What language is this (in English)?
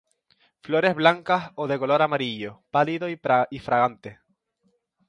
Spanish